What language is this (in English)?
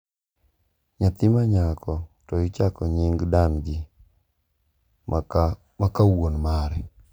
Luo (Kenya and Tanzania)